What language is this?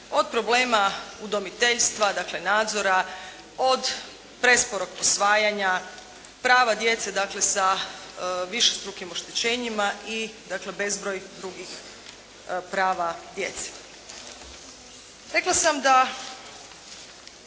Croatian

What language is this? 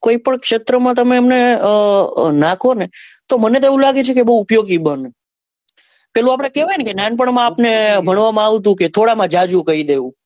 Gujarati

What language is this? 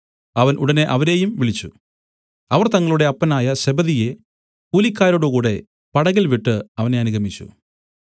Malayalam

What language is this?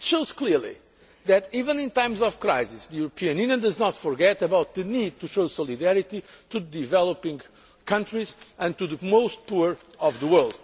English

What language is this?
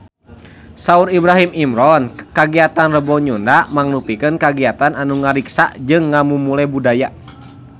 Sundanese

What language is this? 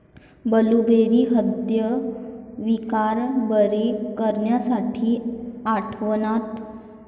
Marathi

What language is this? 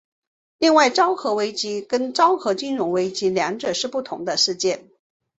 Chinese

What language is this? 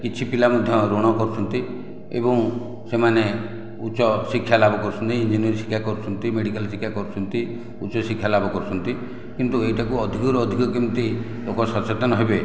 Odia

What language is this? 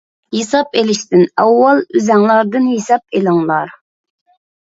Uyghur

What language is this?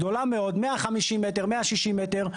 Hebrew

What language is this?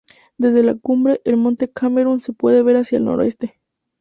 Spanish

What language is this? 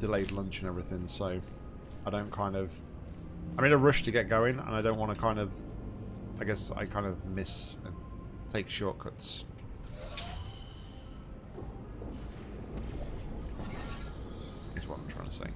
English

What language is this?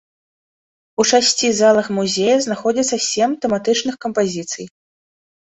Belarusian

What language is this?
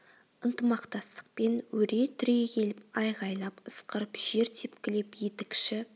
Kazakh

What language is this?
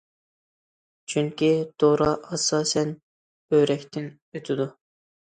Uyghur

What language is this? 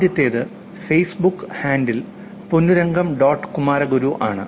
Malayalam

